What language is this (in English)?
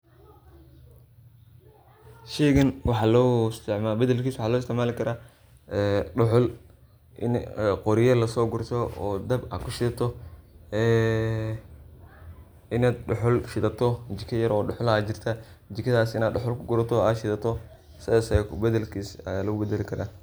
Somali